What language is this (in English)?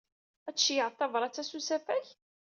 Kabyle